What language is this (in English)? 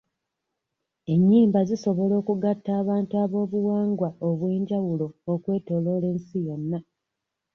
Ganda